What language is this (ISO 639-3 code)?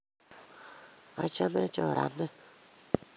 kln